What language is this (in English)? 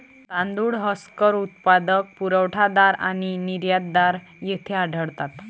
Marathi